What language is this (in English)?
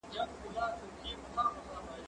Pashto